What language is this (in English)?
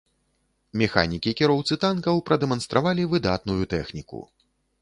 Belarusian